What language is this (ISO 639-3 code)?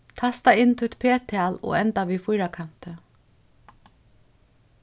fao